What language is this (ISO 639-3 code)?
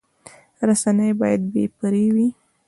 pus